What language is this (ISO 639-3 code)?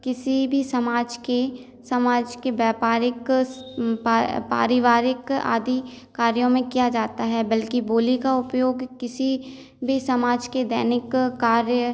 hin